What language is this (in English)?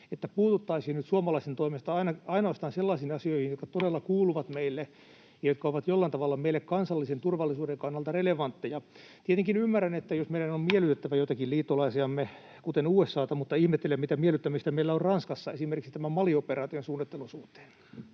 Finnish